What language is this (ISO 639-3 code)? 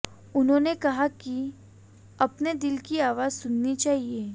hin